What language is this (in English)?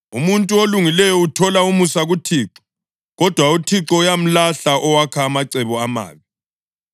North Ndebele